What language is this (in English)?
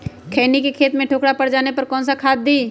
Magahi